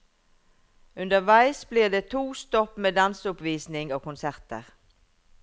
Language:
Norwegian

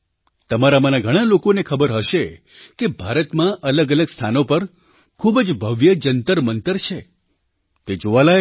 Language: Gujarati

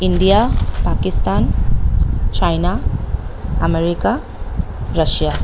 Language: Assamese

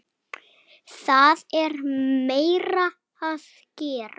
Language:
Icelandic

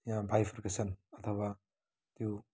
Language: Nepali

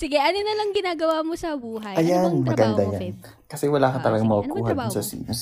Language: Filipino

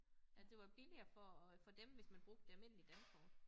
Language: Danish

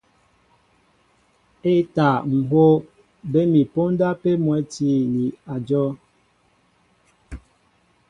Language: Mbo (Cameroon)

